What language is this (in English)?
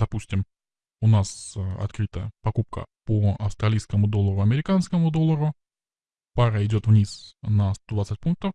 Russian